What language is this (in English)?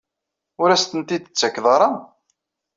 Kabyle